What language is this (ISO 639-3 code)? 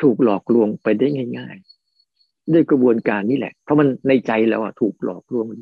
tha